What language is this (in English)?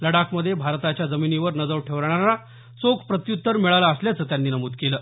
Marathi